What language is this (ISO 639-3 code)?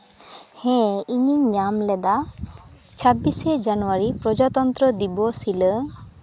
sat